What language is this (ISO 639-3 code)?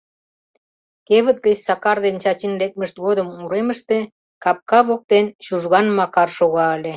chm